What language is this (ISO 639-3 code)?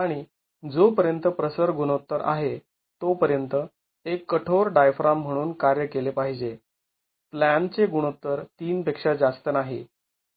mar